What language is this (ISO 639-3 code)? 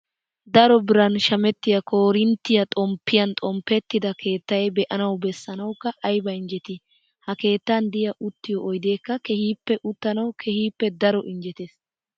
wal